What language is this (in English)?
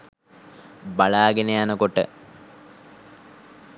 Sinhala